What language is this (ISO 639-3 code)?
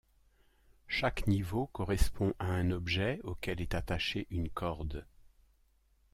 fra